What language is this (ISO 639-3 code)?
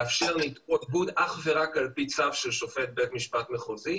heb